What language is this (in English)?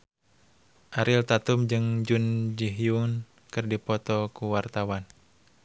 Sundanese